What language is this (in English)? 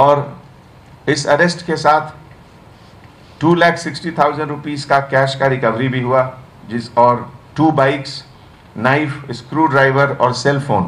Hindi